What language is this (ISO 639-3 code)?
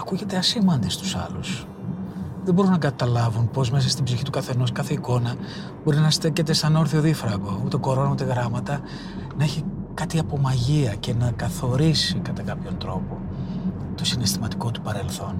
ell